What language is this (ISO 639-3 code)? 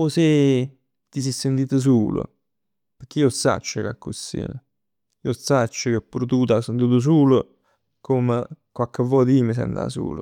nap